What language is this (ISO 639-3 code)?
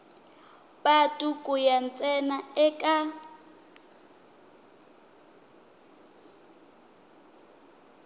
tso